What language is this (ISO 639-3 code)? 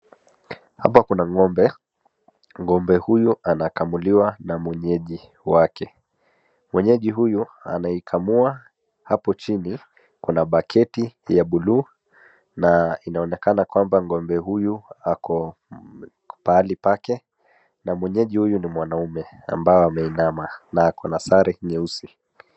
swa